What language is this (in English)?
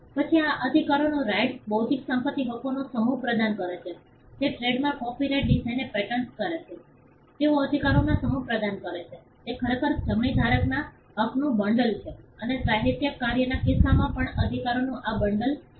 Gujarati